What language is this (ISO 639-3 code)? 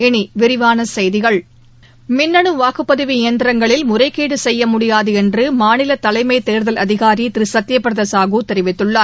tam